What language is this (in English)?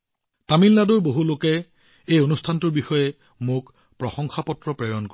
Assamese